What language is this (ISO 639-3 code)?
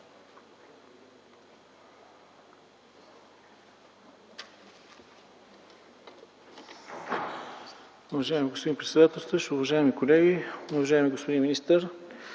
bul